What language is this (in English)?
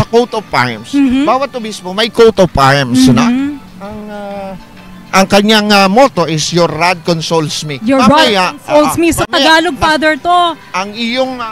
Filipino